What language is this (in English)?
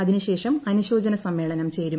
Malayalam